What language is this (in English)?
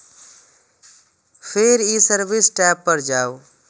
Maithili